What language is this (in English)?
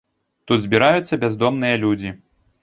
Belarusian